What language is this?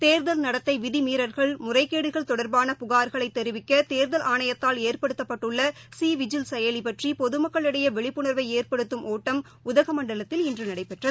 Tamil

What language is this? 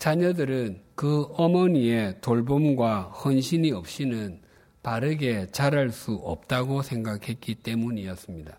Korean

